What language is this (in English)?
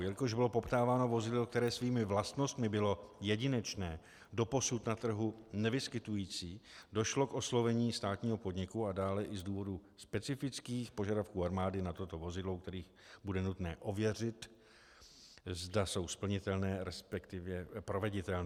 Czech